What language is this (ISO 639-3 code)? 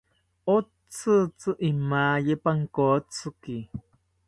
cpy